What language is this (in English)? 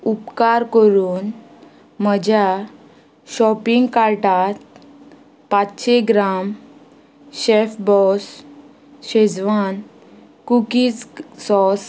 Konkani